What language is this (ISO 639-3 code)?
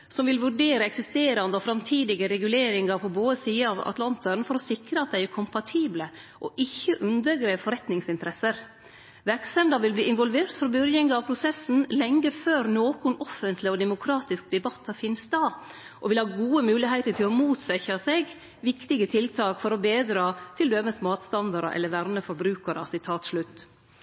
nno